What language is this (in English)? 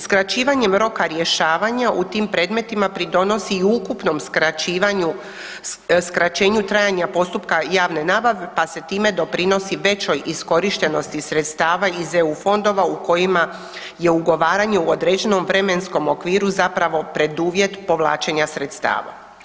Croatian